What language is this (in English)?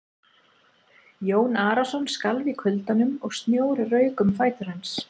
Icelandic